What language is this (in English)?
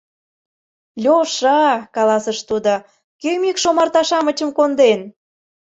Mari